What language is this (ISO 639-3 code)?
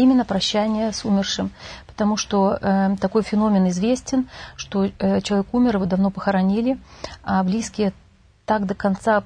rus